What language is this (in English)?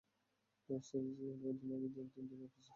Bangla